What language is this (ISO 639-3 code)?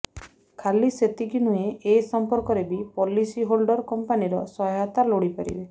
ori